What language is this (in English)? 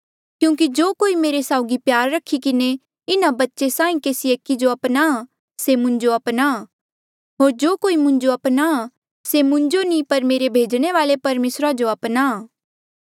Mandeali